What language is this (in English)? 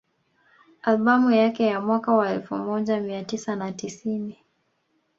Swahili